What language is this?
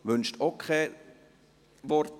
Swiss German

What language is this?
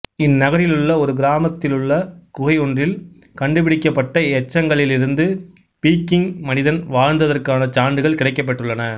Tamil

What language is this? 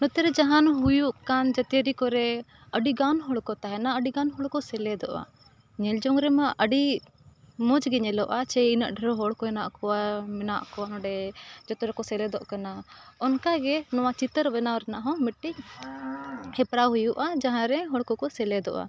Santali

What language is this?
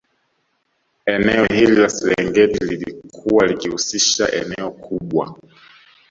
Swahili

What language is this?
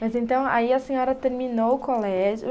Portuguese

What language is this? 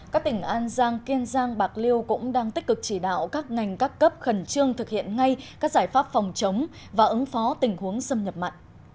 Vietnamese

